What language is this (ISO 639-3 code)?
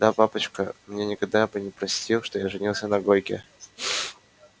rus